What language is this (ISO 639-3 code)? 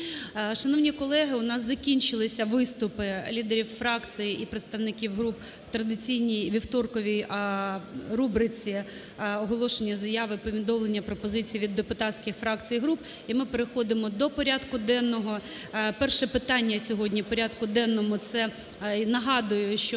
ukr